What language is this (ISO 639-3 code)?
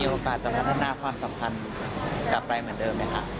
tha